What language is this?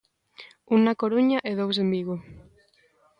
Galician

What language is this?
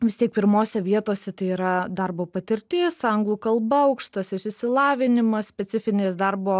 Lithuanian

